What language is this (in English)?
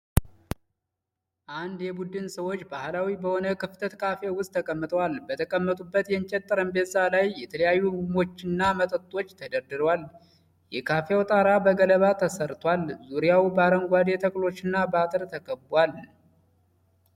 Amharic